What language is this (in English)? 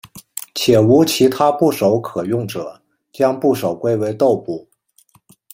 Chinese